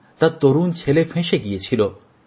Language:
Bangla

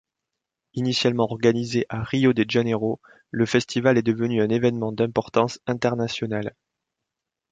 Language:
French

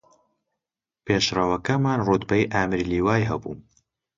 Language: Central Kurdish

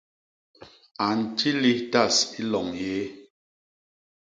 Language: Basaa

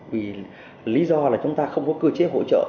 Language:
Vietnamese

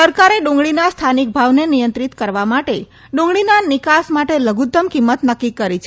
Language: Gujarati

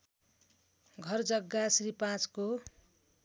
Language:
Nepali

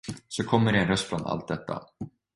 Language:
Swedish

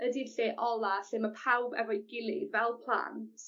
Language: Welsh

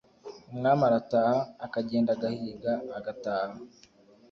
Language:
Kinyarwanda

